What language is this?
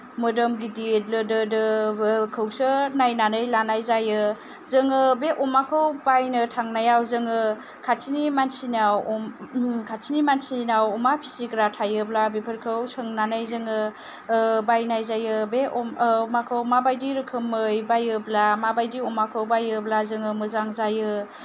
Bodo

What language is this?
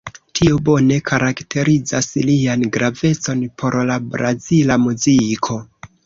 Esperanto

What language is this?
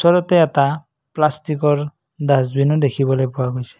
Assamese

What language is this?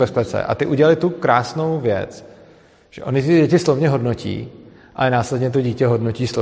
Czech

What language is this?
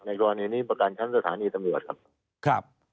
Thai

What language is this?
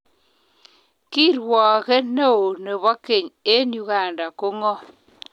Kalenjin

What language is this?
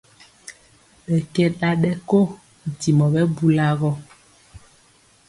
Mpiemo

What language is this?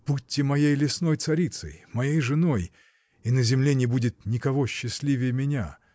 Russian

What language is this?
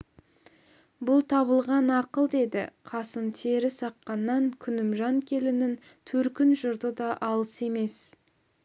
Kazakh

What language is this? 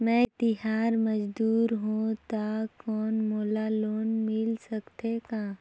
Chhattisgarhi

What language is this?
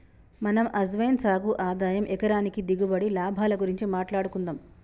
Telugu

